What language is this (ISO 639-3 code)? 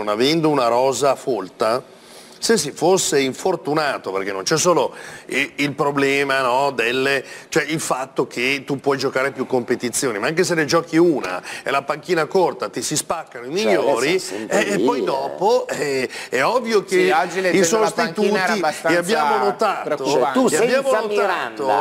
ita